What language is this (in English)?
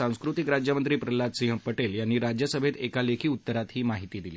Marathi